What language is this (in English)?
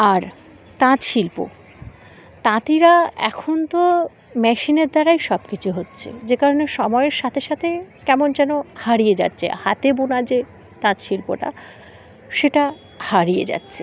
Bangla